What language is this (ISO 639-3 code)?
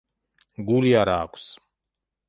kat